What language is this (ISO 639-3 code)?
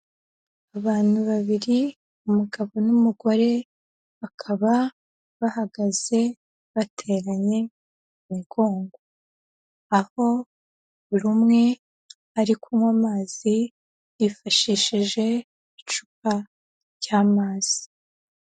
kin